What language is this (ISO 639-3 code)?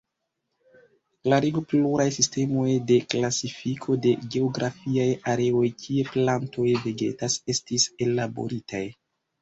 epo